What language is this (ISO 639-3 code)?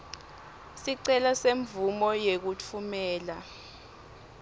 ssw